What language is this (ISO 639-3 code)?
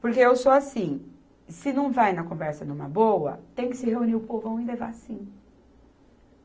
por